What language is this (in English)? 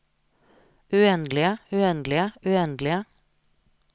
Norwegian